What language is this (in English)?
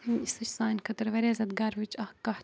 Kashmiri